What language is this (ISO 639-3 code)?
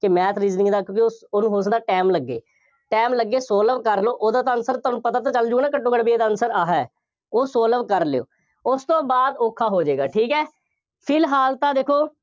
pan